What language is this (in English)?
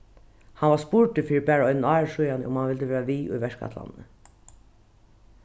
Faroese